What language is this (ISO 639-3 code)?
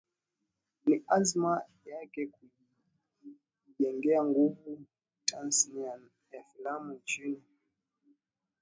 swa